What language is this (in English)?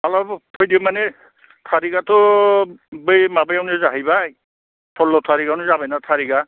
Bodo